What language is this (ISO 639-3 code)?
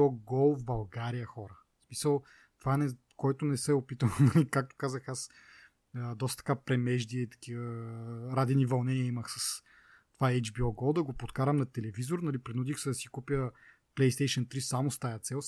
bul